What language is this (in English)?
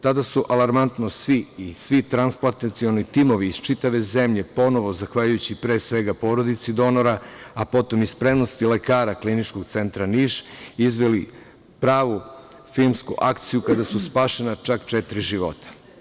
Serbian